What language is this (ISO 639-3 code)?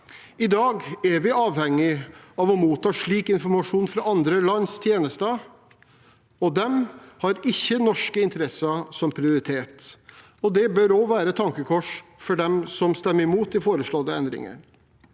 nor